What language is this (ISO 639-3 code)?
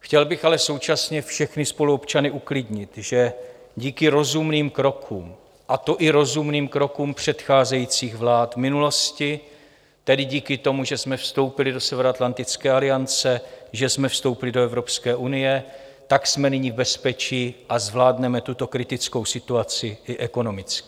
ces